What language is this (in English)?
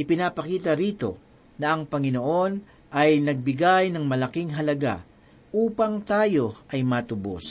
Filipino